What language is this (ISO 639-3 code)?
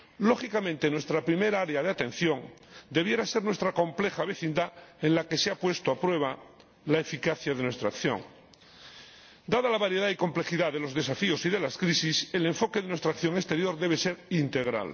spa